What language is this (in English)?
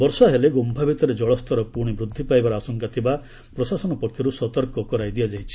Odia